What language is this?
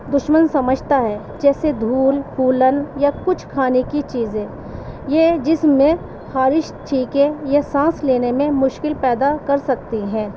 Urdu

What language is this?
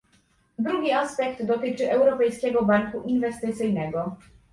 Polish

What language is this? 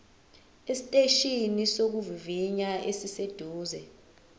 Zulu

